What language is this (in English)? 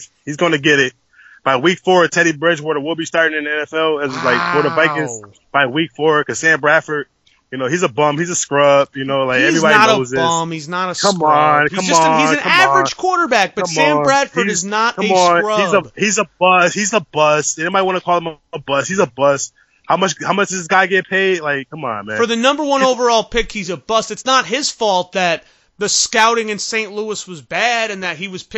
English